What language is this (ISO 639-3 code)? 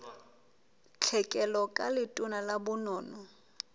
sot